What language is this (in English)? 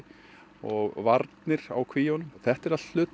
Icelandic